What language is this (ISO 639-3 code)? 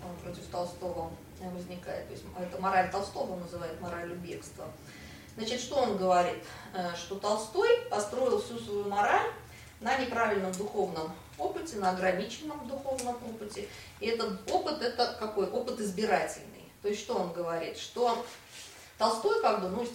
rus